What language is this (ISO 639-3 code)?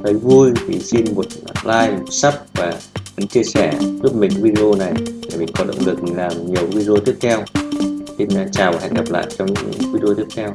vie